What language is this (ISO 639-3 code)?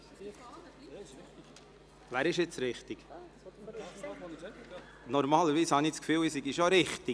gsw